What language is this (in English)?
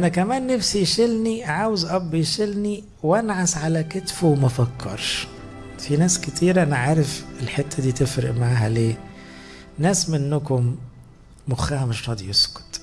Arabic